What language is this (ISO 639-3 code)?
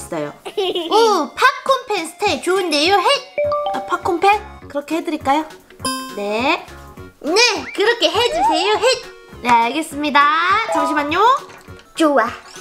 kor